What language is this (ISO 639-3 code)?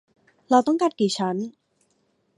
tha